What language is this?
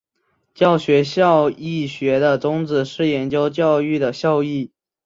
Chinese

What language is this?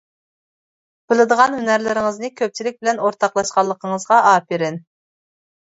Uyghur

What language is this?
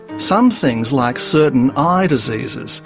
English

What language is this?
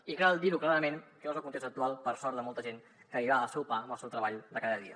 Catalan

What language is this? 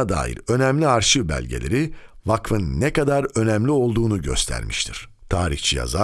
Turkish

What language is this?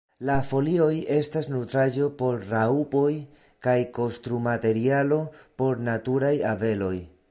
Esperanto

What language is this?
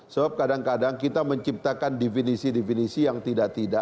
Indonesian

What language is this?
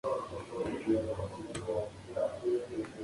Spanish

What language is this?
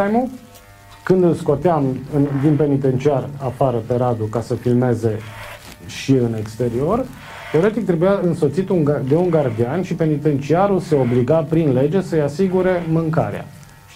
Romanian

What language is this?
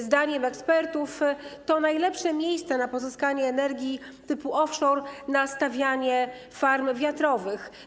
Polish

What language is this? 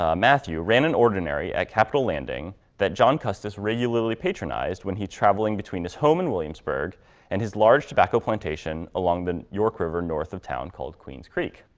English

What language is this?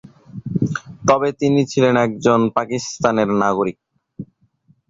Bangla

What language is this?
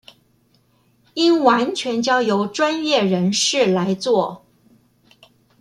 Chinese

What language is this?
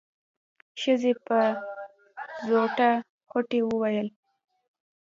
Pashto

